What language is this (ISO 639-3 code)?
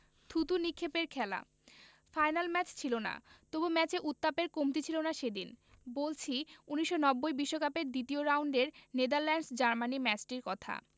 ben